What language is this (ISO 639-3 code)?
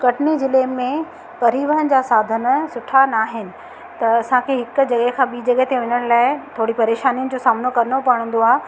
snd